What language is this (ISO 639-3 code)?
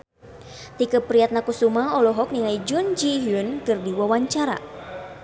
sun